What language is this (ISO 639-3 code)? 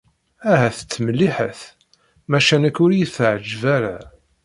kab